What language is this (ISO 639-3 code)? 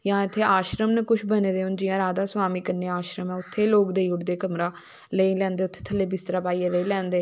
doi